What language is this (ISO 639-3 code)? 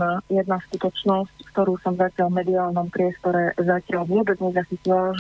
slk